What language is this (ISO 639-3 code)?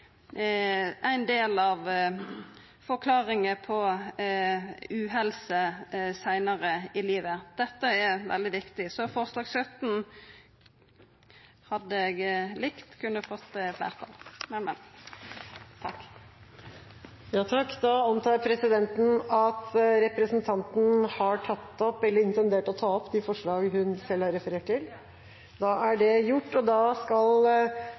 nor